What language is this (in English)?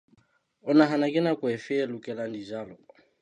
Southern Sotho